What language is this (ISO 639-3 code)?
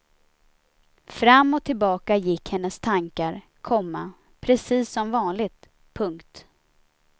swe